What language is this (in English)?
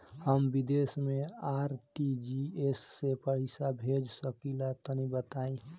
Bhojpuri